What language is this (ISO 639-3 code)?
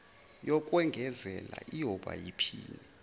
zul